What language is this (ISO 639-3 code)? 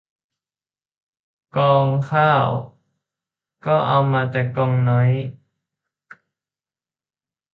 tha